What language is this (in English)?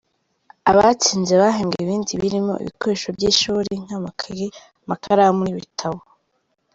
Kinyarwanda